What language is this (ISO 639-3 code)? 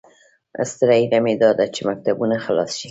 pus